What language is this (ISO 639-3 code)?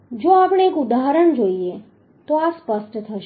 guj